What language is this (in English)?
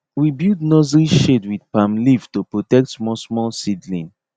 Nigerian Pidgin